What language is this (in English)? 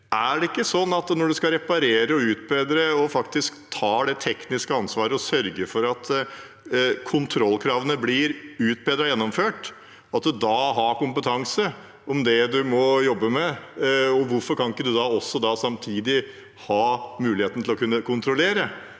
Norwegian